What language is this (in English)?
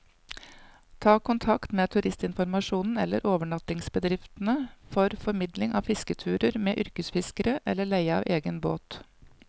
Norwegian